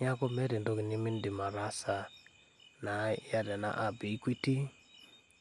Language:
Masai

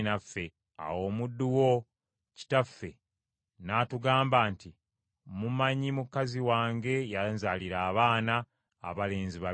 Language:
Ganda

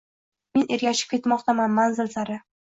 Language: Uzbek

